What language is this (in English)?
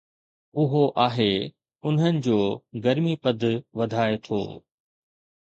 Sindhi